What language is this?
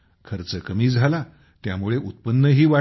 Marathi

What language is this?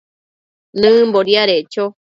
Matsés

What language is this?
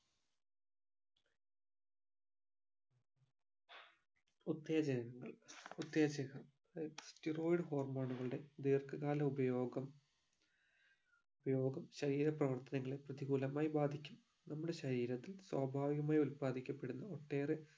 Malayalam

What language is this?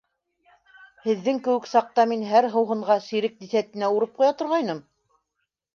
Bashkir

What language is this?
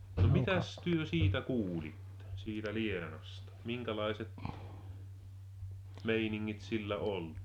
Finnish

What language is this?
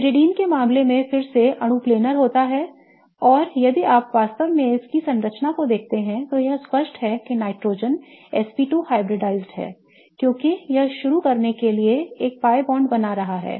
Hindi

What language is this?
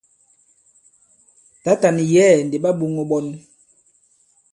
Bankon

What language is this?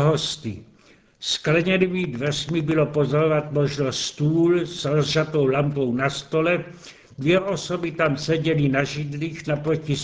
Czech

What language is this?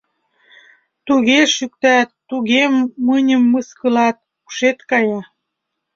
Mari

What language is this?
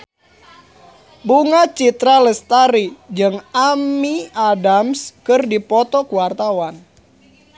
Sundanese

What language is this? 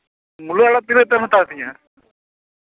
Santali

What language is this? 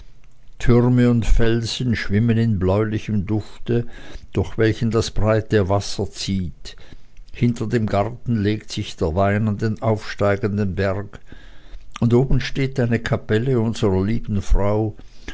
German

